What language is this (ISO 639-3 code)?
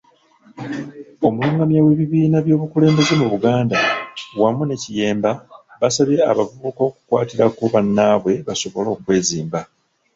lug